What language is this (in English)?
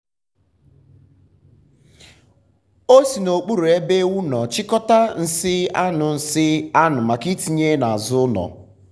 Igbo